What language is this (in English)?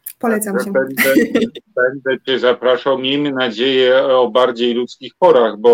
Polish